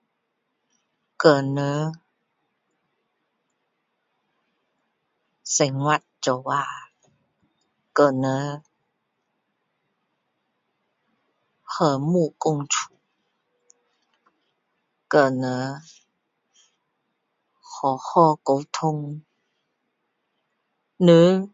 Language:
Min Dong Chinese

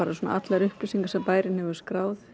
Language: Icelandic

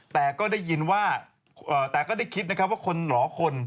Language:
Thai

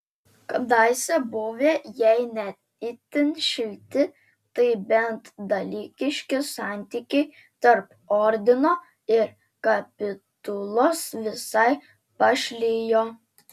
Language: Lithuanian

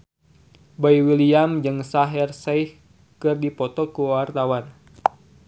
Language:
Sundanese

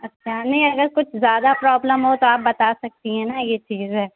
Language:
Urdu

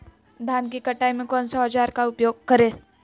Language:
Magahi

